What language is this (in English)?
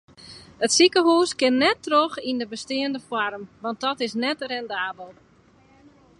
Western Frisian